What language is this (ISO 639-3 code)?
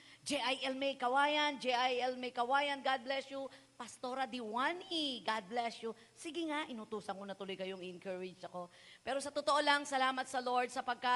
fil